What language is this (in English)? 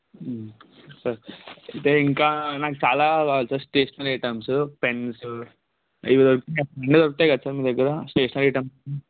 Telugu